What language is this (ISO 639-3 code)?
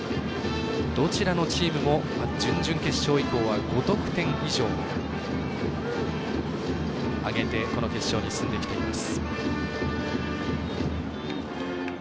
jpn